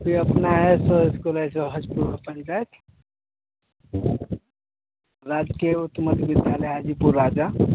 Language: Hindi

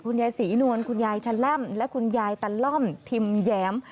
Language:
Thai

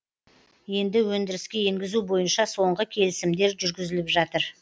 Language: Kazakh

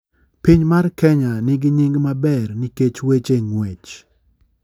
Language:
Luo (Kenya and Tanzania)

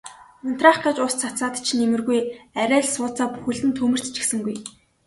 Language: Mongolian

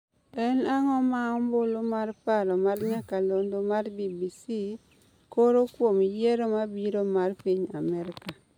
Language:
Luo (Kenya and Tanzania)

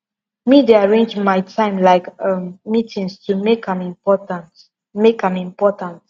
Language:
Nigerian Pidgin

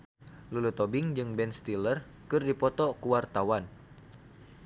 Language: Sundanese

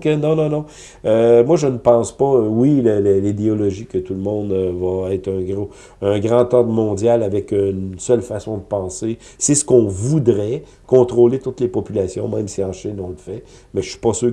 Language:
French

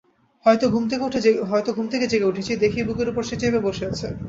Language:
Bangla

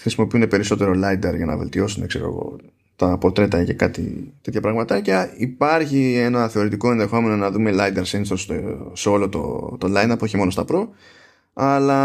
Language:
Greek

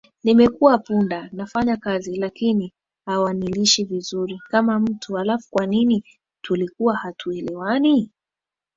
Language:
Swahili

